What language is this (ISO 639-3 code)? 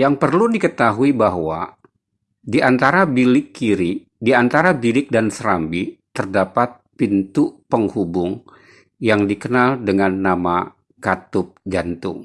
ind